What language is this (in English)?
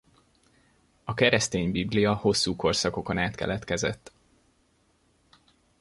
Hungarian